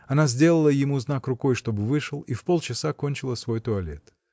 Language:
Russian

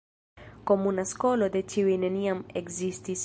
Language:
Esperanto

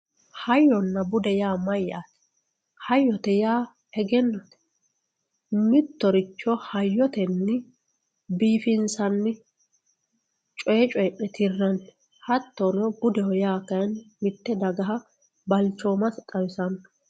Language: Sidamo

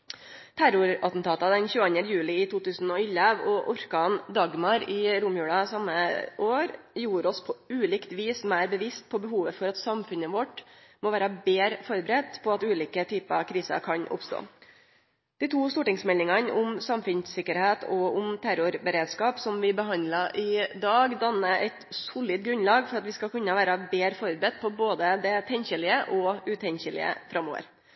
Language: Norwegian Nynorsk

